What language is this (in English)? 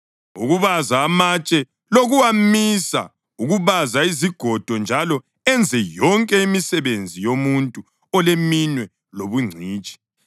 North Ndebele